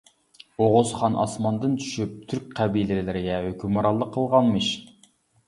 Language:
Uyghur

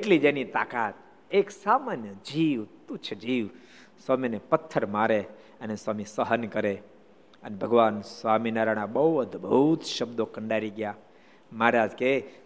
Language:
Gujarati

